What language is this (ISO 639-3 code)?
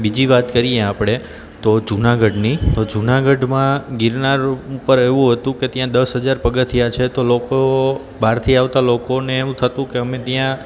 guj